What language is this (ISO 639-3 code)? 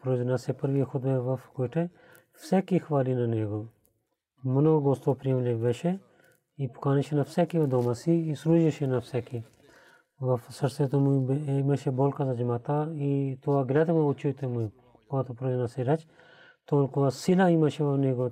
bul